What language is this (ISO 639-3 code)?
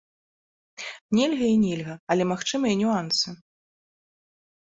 bel